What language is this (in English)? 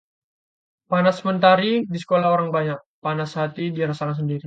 Indonesian